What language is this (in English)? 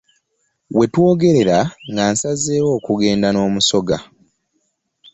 Ganda